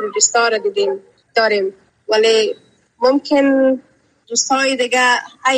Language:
Persian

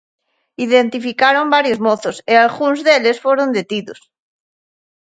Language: Galician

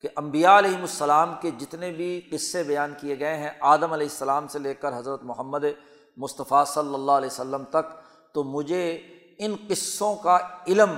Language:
Urdu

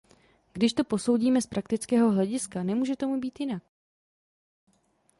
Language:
Czech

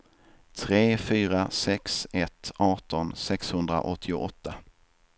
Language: Swedish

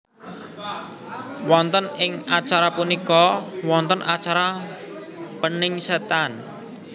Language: Javanese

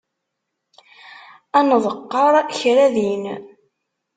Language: Kabyle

